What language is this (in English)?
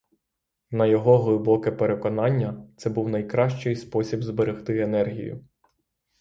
Ukrainian